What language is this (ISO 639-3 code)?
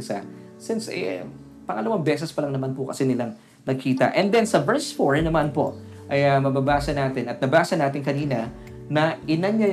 fil